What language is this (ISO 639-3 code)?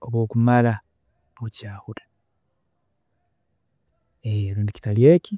ttj